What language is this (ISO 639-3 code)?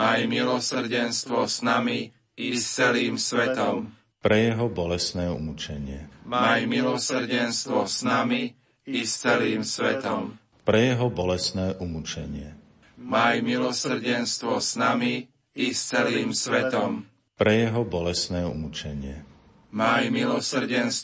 slk